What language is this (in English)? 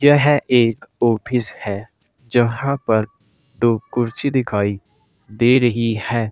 Hindi